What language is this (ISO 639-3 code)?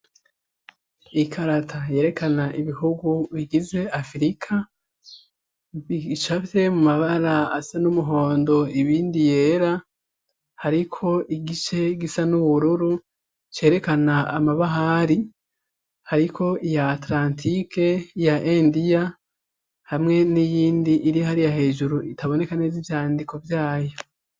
run